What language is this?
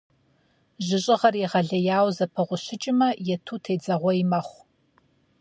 Kabardian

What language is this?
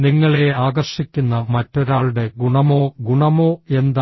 Malayalam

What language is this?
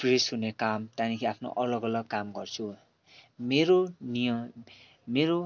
Nepali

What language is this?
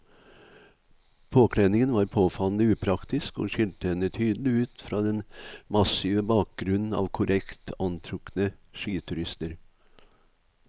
Norwegian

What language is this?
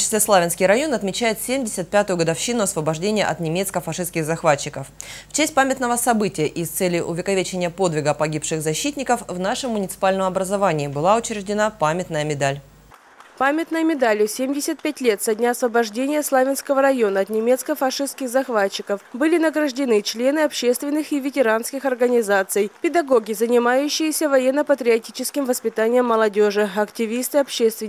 Russian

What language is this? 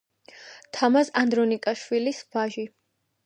Georgian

